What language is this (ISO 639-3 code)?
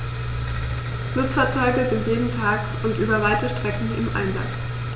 deu